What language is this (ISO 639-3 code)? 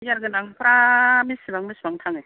brx